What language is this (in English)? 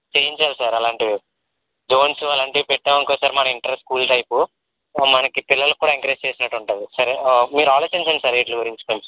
Telugu